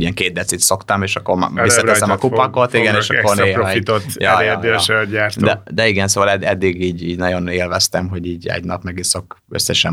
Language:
Hungarian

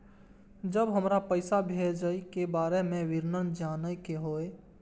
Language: Maithili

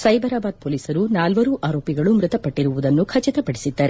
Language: Kannada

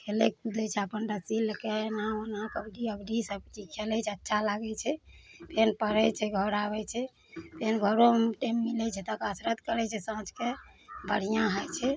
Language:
Maithili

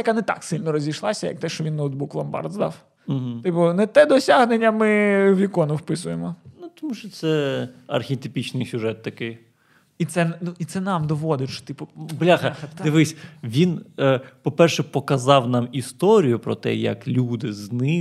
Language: Ukrainian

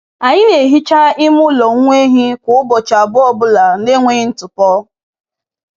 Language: Igbo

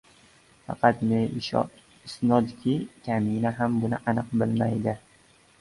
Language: Uzbek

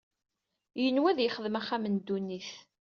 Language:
Kabyle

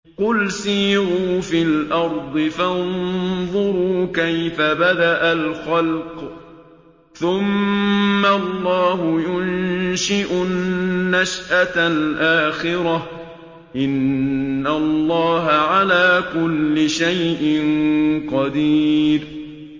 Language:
Arabic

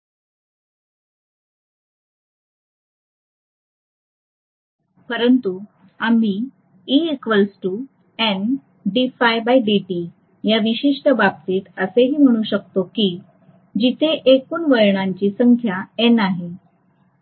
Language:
Marathi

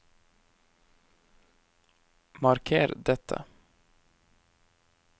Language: Norwegian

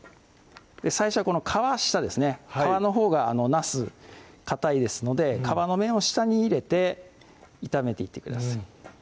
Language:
Japanese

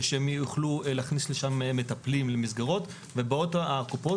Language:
Hebrew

